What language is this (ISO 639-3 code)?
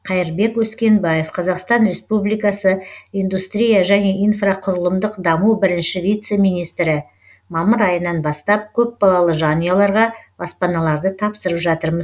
kaz